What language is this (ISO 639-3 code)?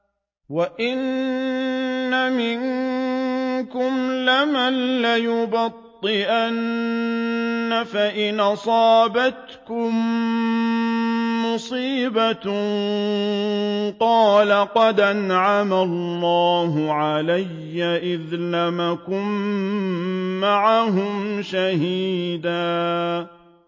ara